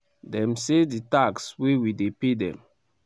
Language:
Nigerian Pidgin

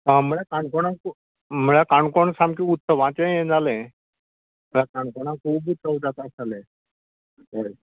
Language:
Konkani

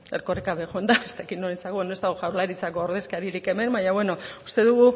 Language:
Basque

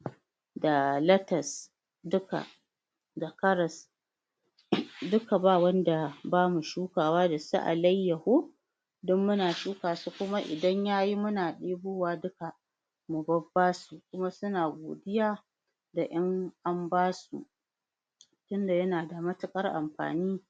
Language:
Hausa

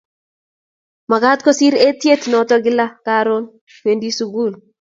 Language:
Kalenjin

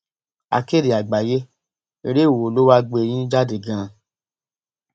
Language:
Yoruba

